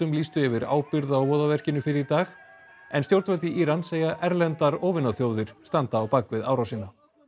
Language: Icelandic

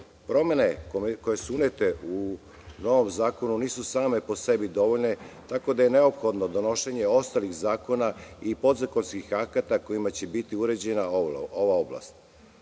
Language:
Serbian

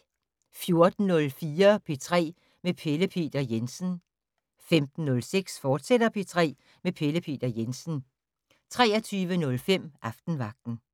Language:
Danish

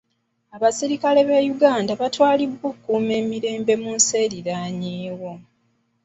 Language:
Ganda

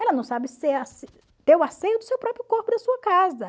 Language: Portuguese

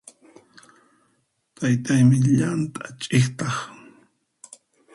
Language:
Puno Quechua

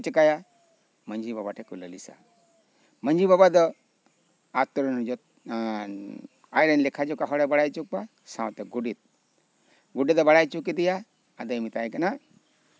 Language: Santali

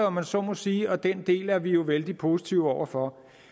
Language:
Danish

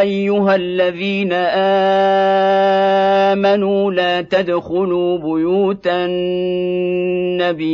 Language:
Arabic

